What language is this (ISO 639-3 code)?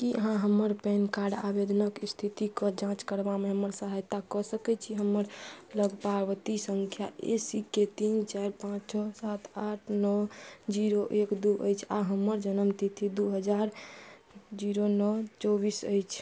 mai